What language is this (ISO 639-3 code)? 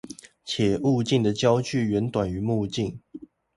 zho